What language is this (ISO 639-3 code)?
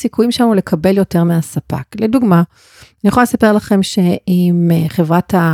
heb